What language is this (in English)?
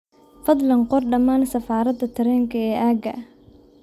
Somali